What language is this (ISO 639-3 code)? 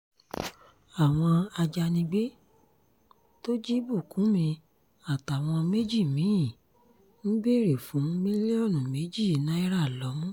yor